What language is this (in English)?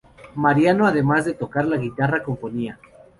Spanish